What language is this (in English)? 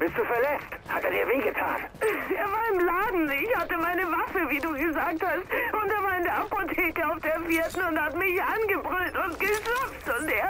German